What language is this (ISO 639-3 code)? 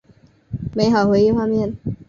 zho